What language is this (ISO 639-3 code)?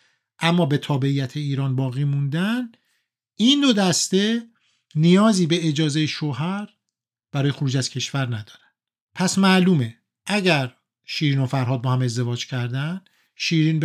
fas